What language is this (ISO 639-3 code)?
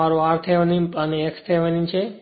guj